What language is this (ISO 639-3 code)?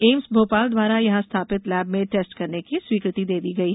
hin